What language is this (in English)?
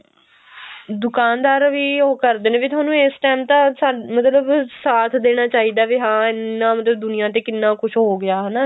Punjabi